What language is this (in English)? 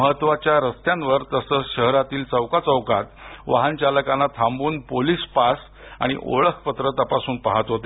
Marathi